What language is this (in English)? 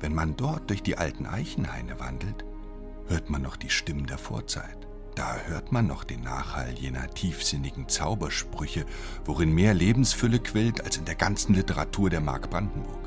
German